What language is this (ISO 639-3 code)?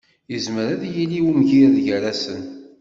kab